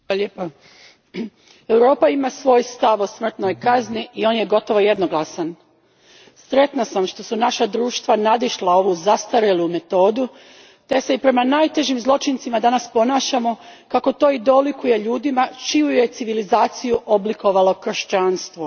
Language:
Croatian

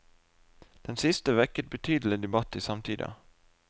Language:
Norwegian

